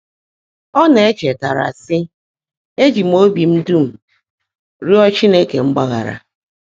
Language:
Igbo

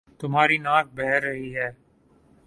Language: Urdu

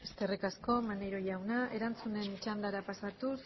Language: Basque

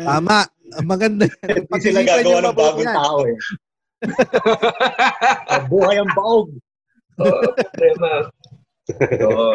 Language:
Filipino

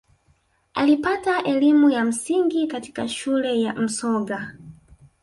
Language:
Swahili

